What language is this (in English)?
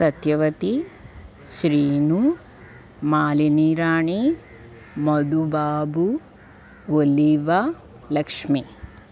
Telugu